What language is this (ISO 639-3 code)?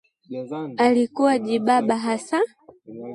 swa